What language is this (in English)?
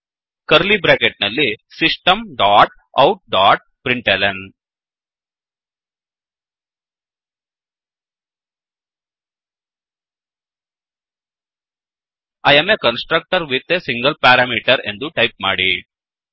Kannada